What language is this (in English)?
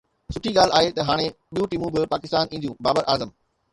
Sindhi